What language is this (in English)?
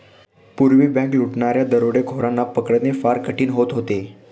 Marathi